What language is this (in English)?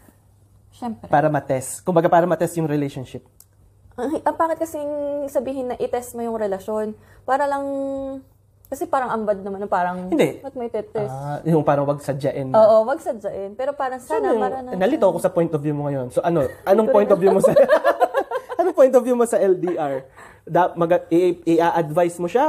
Filipino